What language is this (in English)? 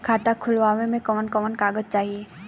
Bhojpuri